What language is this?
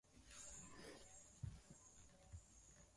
Swahili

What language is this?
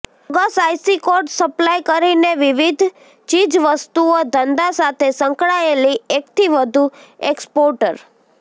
Gujarati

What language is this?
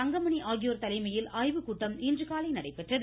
Tamil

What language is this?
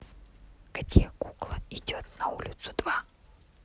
Russian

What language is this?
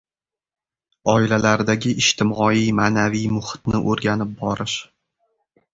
Uzbek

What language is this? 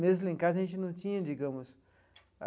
Portuguese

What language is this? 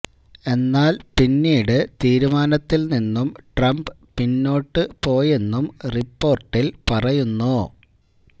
Malayalam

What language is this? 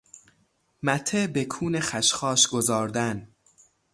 Persian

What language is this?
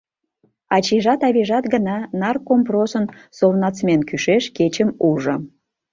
Mari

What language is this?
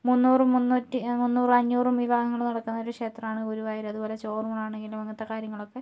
Malayalam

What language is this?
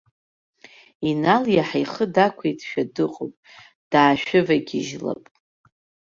Abkhazian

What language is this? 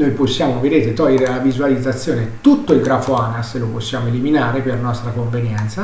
Italian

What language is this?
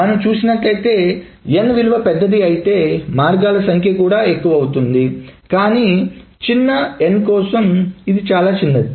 Telugu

